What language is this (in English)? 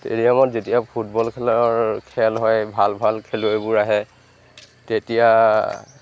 Assamese